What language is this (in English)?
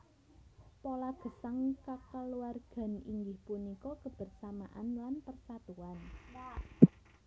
Javanese